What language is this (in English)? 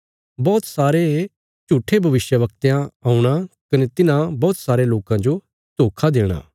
Bilaspuri